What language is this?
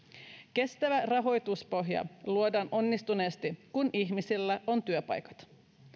Finnish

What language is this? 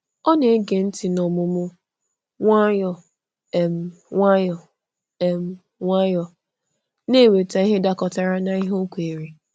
Igbo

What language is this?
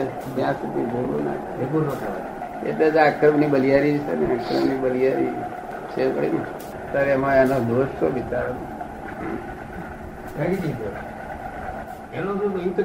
Gujarati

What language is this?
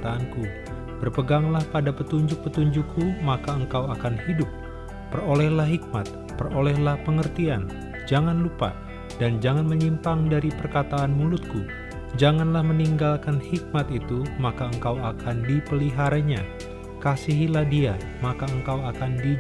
Indonesian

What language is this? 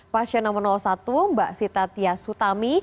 Indonesian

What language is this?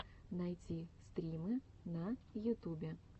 Russian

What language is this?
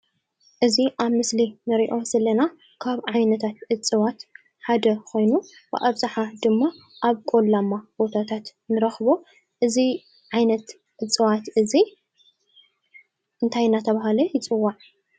Tigrinya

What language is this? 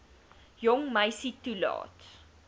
Afrikaans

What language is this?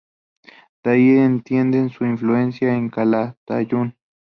Spanish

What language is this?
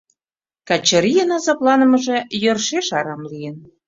Mari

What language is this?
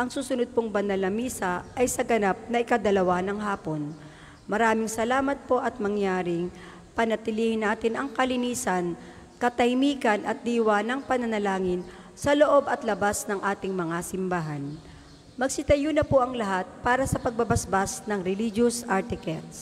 Filipino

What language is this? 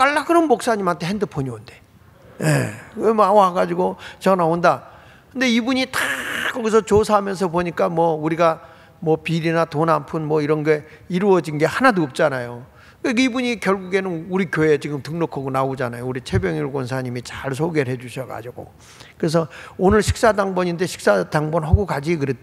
Korean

